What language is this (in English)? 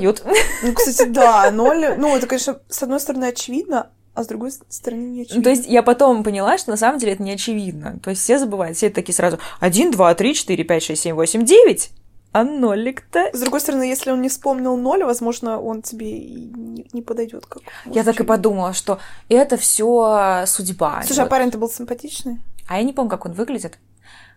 Russian